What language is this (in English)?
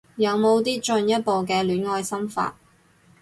Cantonese